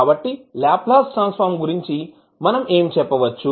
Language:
Telugu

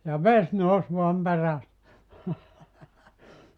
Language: Finnish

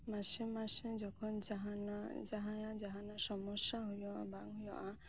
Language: Santali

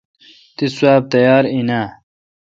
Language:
Kalkoti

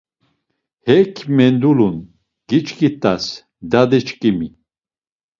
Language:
Laz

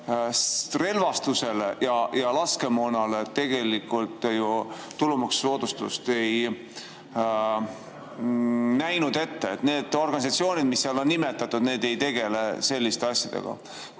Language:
Estonian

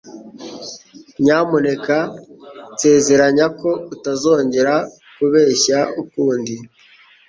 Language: Kinyarwanda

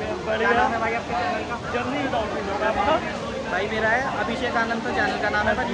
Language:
Hindi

